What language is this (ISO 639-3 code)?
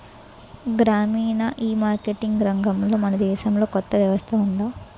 tel